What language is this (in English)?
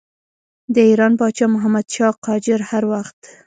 Pashto